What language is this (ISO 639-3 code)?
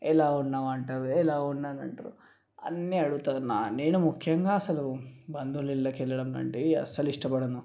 tel